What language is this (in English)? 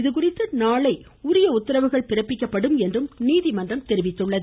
Tamil